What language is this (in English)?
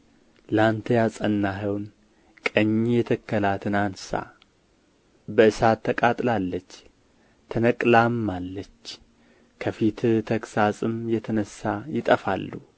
Amharic